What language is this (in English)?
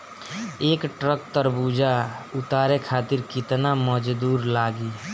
Bhojpuri